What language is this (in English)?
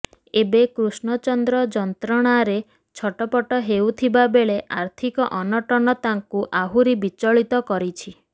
Odia